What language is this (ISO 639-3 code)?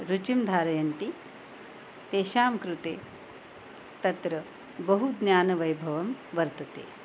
san